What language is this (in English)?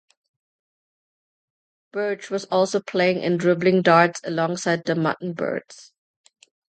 English